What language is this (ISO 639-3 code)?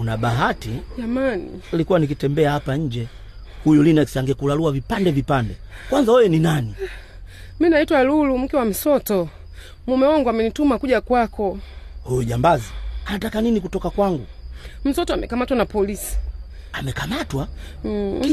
swa